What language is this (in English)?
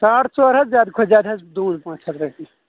Kashmiri